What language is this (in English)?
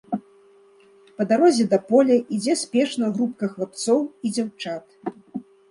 Belarusian